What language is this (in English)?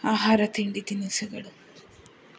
Kannada